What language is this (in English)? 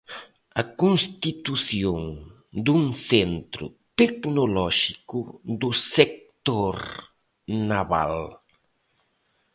Galician